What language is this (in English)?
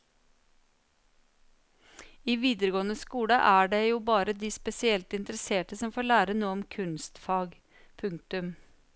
Norwegian